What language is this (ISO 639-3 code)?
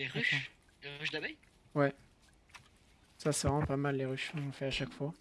fra